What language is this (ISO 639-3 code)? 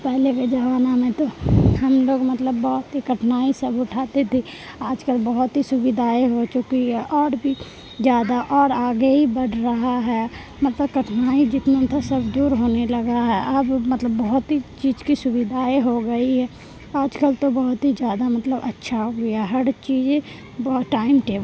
urd